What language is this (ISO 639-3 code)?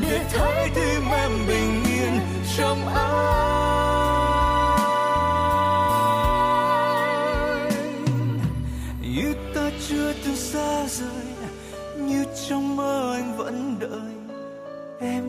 vie